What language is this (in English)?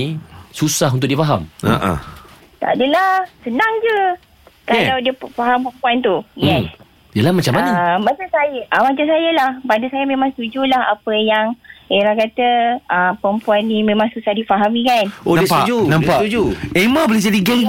Malay